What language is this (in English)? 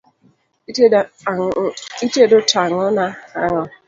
Luo (Kenya and Tanzania)